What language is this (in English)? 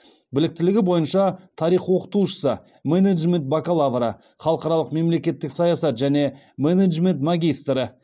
Kazakh